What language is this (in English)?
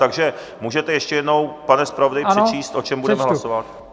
Czech